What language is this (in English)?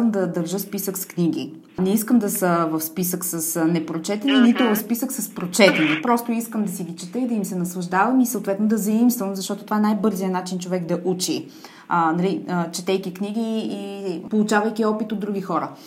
Bulgarian